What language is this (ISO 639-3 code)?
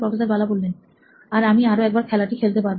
ben